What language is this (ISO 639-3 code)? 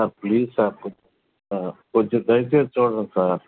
tel